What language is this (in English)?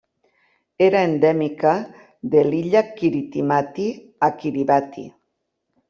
Catalan